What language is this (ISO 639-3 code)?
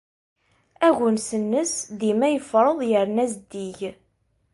kab